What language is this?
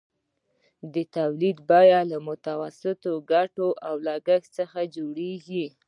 Pashto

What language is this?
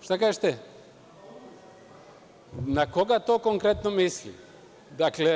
Serbian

